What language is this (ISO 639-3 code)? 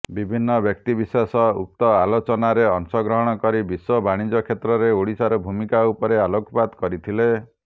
ori